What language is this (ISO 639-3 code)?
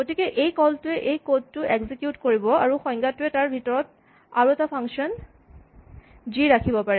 asm